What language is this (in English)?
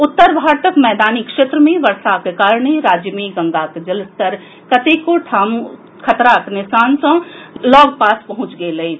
Maithili